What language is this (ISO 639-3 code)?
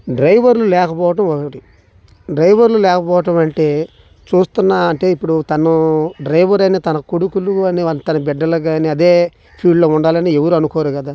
tel